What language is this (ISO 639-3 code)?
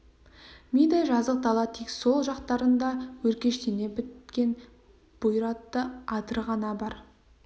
kaz